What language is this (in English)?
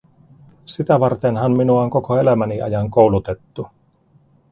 Finnish